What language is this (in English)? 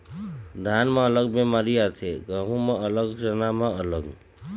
Chhattisgarhi